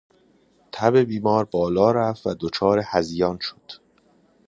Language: Persian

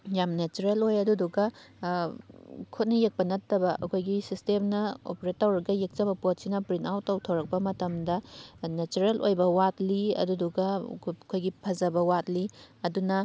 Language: Manipuri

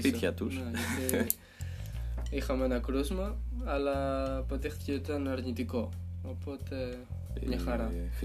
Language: Greek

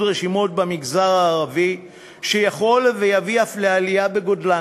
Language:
Hebrew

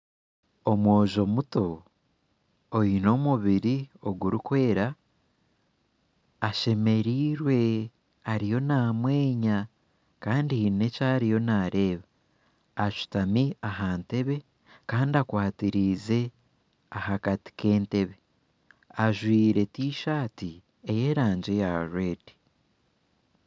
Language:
Nyankole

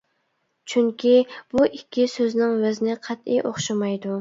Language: Uyghur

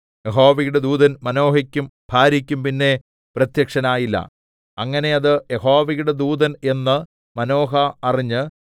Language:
Malayalam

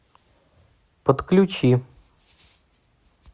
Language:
Russian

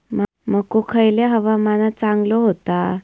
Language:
Marathi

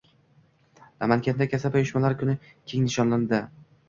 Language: Uzbek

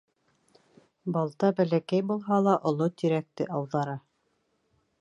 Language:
Bashkir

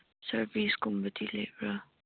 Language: Manipuri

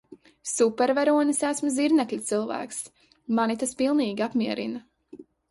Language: Latvian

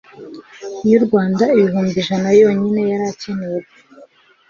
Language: Kinyarwanda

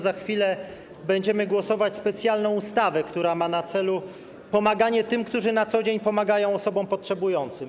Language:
Polish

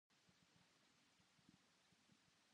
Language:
Japanese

